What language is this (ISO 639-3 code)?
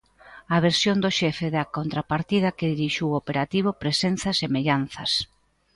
glg